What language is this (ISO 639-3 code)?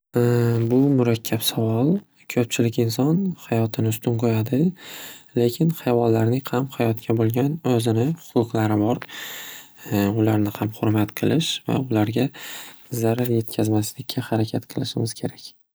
uzb